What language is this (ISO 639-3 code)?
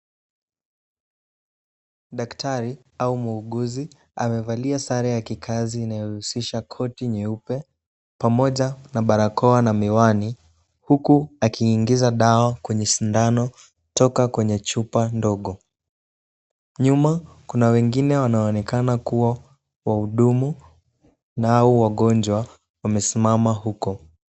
swa